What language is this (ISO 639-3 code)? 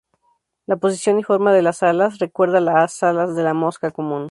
spa